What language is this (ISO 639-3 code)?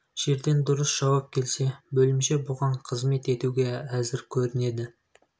kaz